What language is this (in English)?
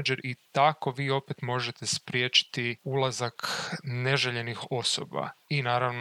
Croatian